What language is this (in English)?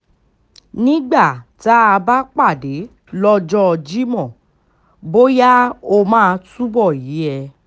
Yoruba